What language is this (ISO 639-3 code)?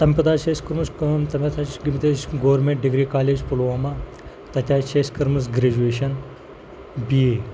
kas